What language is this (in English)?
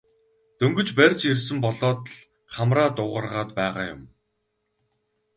Mongolian